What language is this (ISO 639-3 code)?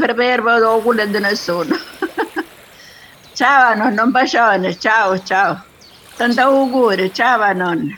ita